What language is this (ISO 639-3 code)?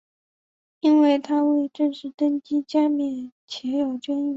zho